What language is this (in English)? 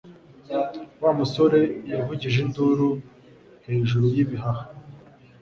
Kinyarwanda